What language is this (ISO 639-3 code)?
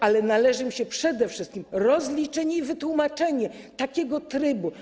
pol